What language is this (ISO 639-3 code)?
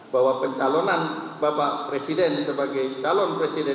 ind